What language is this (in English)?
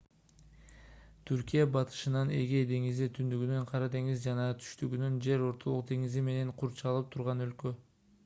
Kyrgyz